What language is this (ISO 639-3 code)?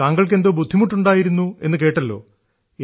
mal